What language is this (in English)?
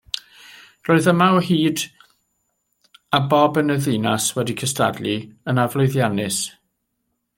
Welsh